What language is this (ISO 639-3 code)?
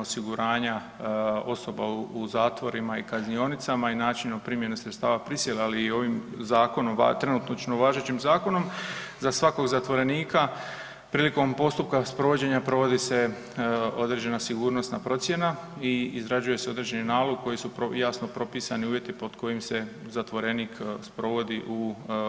hrv